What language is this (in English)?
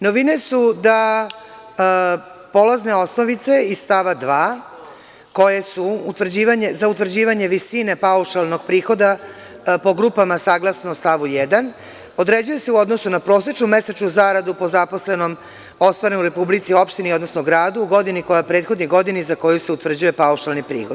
Serbian